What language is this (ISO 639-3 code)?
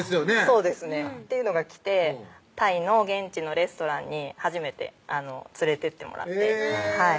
jpn